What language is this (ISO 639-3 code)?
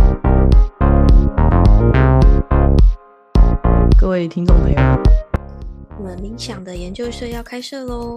zho